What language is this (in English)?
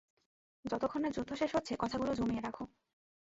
Bangla